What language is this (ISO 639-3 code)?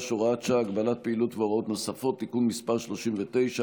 heb